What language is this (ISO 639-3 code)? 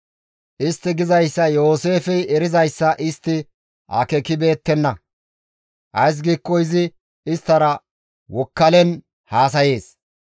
gmv